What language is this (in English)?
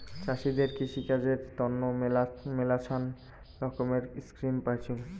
Bangla